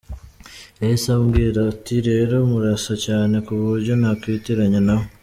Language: Kinyarwanda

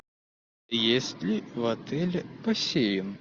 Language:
Russian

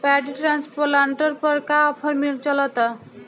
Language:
Bhojpuri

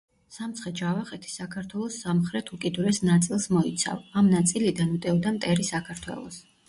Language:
Georgian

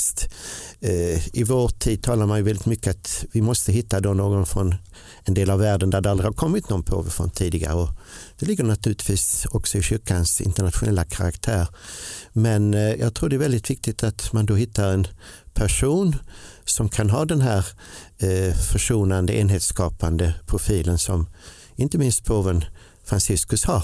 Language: Swedish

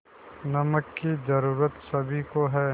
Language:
Hindi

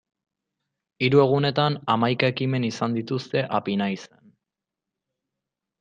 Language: Basque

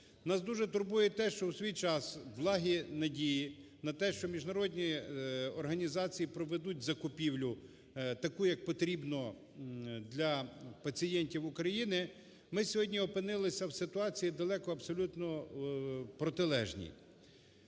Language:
Ukrainian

